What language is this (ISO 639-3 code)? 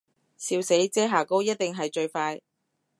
yue